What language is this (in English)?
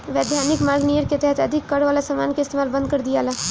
Bhojpuri